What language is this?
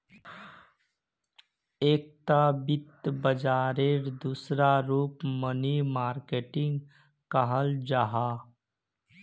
Magahi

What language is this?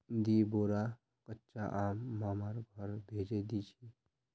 Magahi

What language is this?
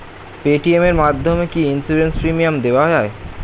Bangla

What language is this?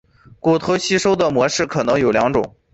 Chinese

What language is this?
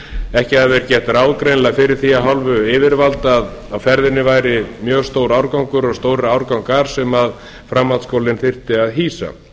Icelandic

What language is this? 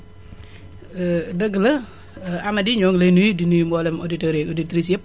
Wolof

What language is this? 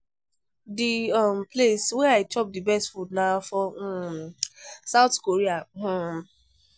Nigerian Pidgin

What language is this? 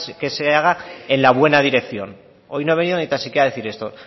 Spanish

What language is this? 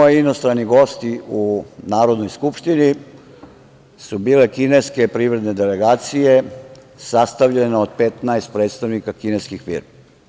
Serbian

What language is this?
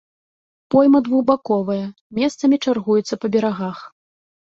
Belarusian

